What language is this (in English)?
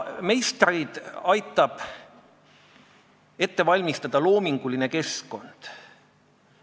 Estonian